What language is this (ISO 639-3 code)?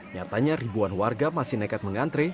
ind